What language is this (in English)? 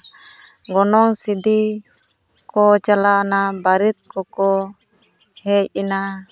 Santali